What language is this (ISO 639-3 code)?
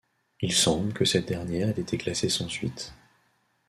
fra